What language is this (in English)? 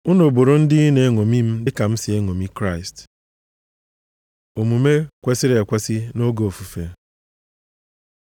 Igbo